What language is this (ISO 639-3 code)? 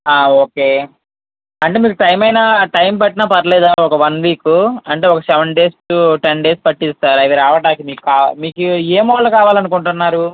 tel